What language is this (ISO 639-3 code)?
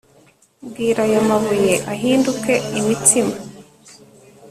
kin